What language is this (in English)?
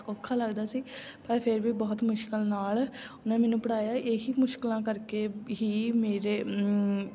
Punjabi